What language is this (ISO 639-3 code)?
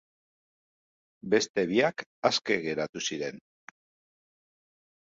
eus